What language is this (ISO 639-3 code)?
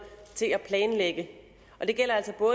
dan